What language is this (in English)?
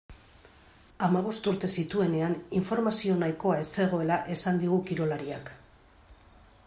Basque